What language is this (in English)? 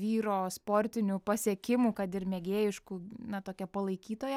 Lithuanian